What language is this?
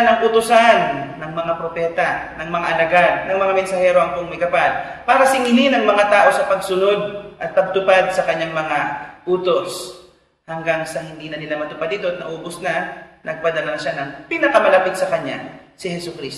Filipino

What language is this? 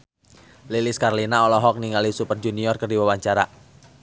Sundanese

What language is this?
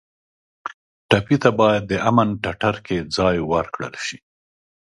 Pashto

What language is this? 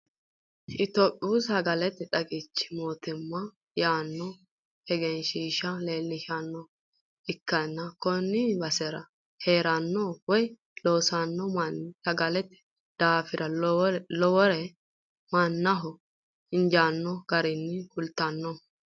Sidamo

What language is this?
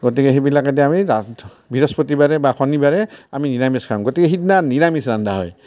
Assamese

